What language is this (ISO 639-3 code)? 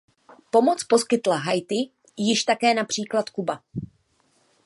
ces